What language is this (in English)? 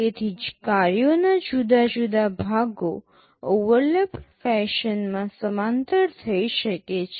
Gujarati